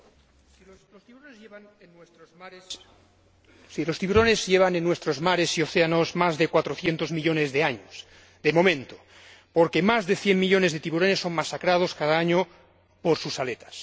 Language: Spanish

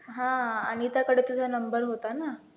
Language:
Marathi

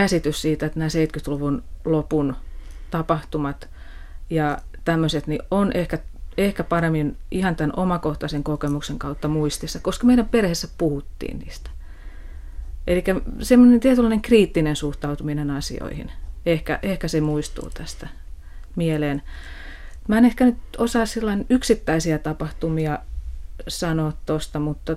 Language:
Finnish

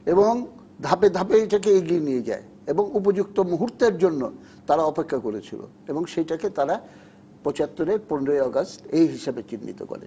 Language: Bangla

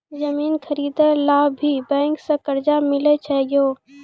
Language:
Maithili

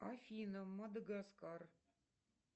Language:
Russian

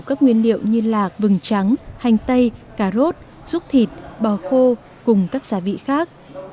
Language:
Vietnamese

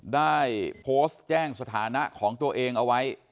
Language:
Thai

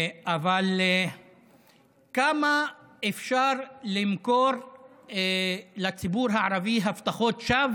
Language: Hebrew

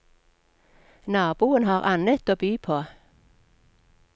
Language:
Norwegian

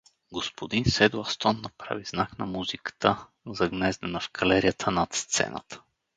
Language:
Bulgarian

